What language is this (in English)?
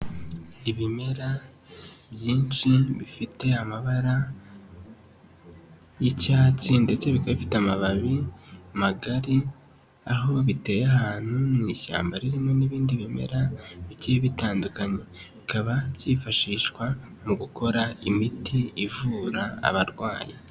Kinyarwanda